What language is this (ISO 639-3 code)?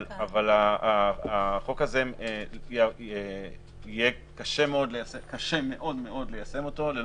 heb